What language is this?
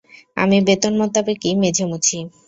Bangla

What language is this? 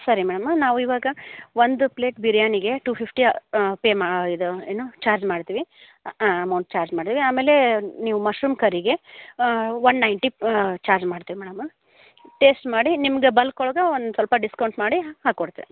Kannada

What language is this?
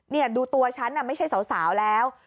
Thai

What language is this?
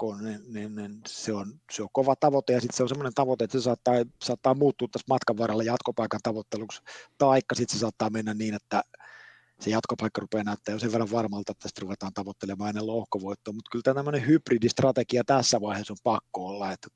Finnish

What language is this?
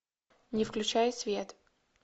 Russian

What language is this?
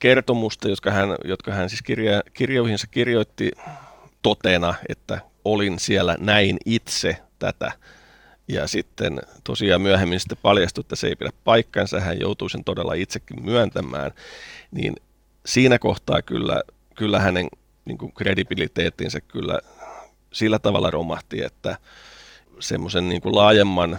Finnish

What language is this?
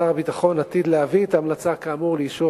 Hebrew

